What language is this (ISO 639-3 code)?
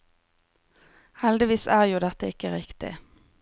nor